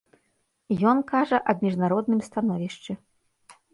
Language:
Belarusian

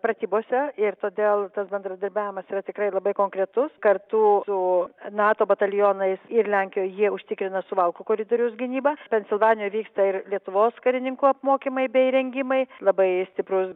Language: Lithuanian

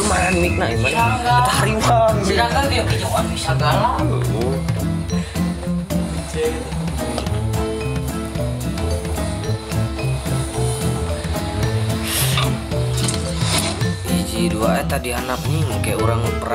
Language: Indonesian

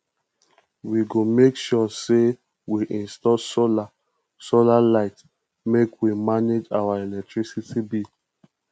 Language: Nigerian Pidgin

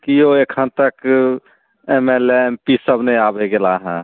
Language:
Maithili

